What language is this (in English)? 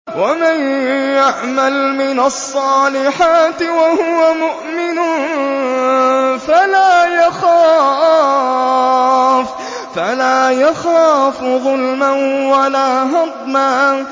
Arabic